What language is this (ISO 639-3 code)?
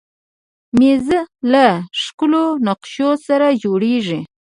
pus